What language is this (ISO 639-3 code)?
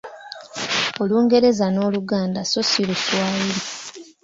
lug